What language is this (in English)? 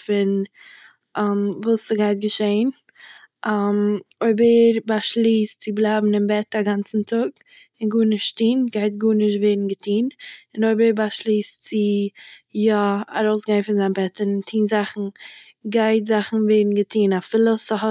Yiddish